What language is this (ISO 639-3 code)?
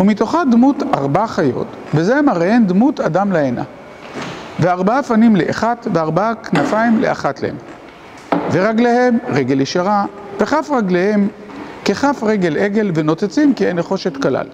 heb